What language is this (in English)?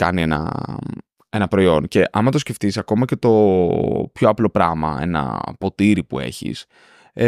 Greek